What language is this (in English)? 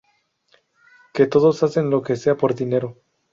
Spanish